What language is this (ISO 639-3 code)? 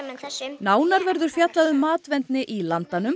isl